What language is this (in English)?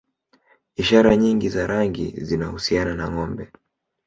Swahili